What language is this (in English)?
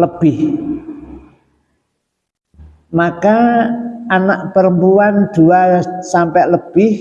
Indonesian